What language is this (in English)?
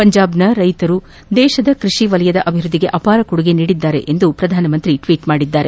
Kannada